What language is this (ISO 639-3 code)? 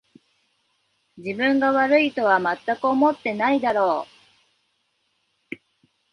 jpn